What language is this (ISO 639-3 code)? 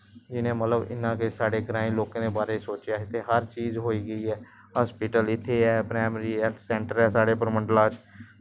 doi